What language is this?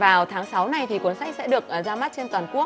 Vietnamese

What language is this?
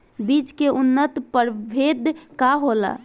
Bhojpuri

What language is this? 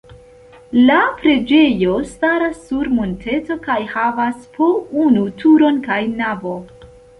Esperanto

